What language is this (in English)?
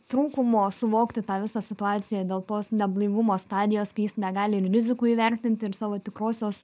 Lithuanian